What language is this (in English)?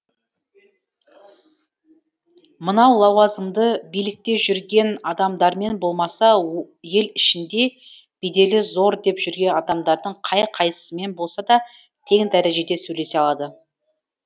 Kazakh